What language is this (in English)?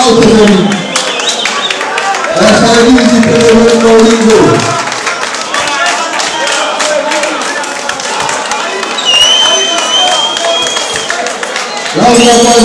Arabic